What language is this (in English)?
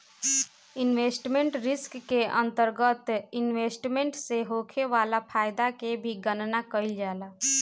Bhojpuri